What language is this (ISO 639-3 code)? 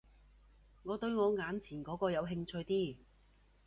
yue